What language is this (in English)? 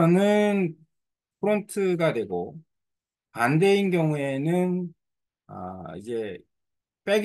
Korean